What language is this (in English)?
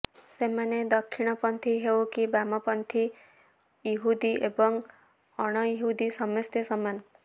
Odia